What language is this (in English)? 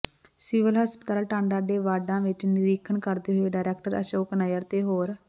Punjabi